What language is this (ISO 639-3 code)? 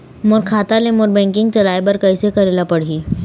hne